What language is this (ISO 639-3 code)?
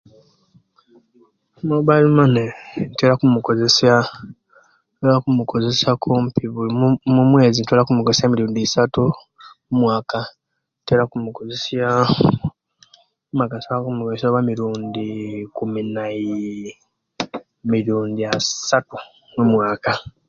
lke